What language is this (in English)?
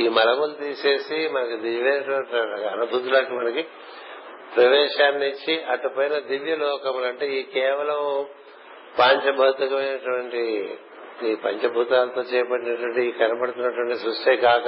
Telugu